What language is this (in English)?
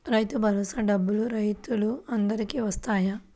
Telugu